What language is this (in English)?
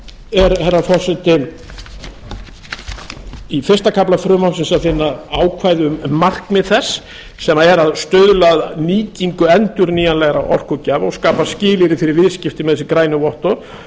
Icelandic